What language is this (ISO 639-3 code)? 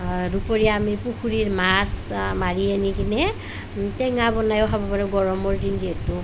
asm